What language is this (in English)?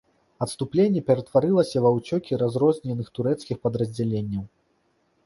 Belarusian